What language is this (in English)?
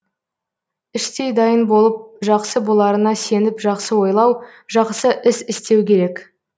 Kazakh